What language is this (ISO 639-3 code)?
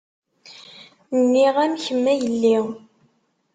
kab